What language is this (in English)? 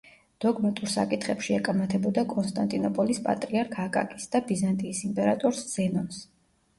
Georgian